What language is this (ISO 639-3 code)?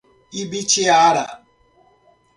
por